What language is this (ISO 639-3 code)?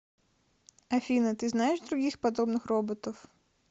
rus